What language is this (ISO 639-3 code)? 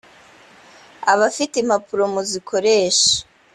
kin